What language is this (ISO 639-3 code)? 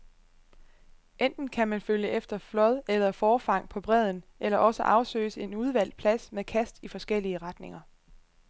dan